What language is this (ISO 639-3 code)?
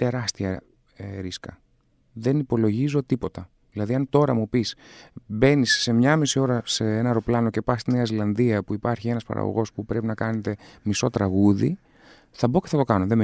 ell